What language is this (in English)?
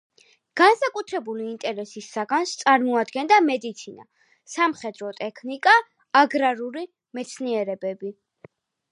Georgian